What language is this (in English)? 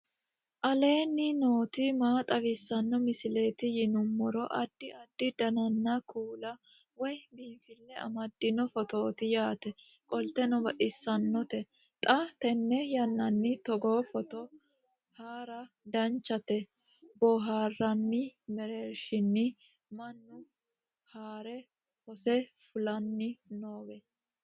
Sidamo